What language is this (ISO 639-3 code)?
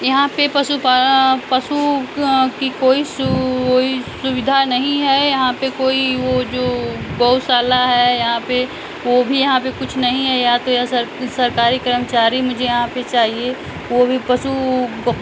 hin